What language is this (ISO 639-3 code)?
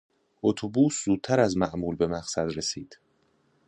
fas